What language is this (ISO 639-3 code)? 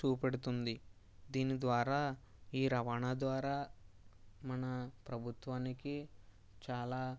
tel